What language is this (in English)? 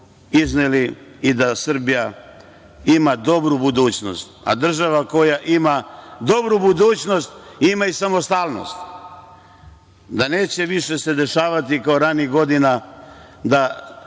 Serbian